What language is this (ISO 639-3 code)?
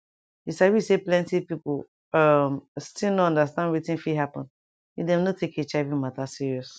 pcm